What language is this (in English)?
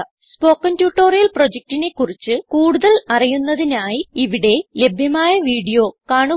Malayalam